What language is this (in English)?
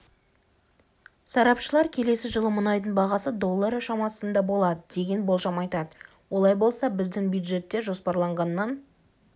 Kazakh